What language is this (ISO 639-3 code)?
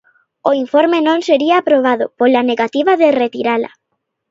glg